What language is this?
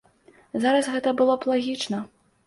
Belarusian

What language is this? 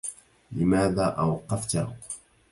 Arabic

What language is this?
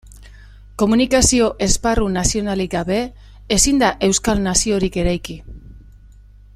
Basque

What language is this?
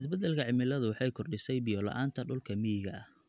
Somali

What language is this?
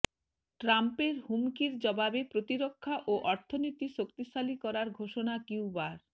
Bangla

